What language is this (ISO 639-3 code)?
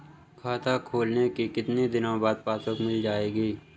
hin